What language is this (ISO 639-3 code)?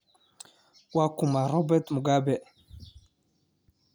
som